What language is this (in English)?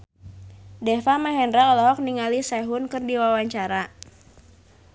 Sundanese